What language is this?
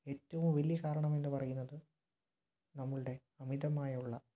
Malayalam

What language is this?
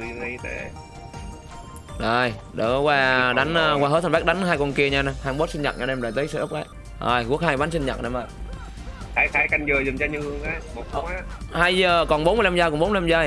Vietnamese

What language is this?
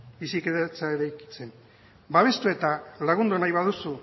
Basque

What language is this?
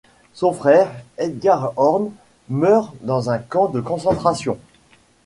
French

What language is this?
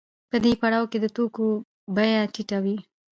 Pashto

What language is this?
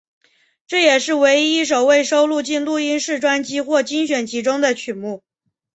Chinese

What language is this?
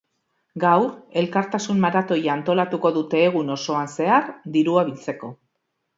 Basque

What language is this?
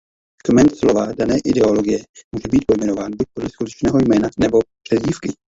Czech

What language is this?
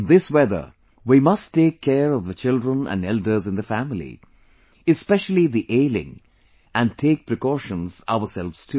English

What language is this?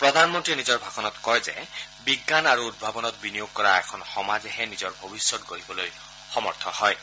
Assamese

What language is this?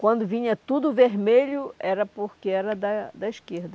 Portuguese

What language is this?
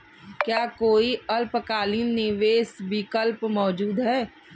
Hindi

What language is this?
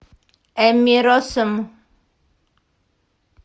Russian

